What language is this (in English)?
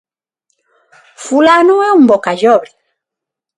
Galician